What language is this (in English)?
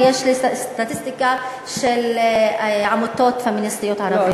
Hebrew